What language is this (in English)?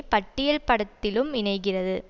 Tamil